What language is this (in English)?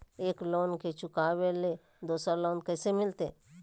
Magahi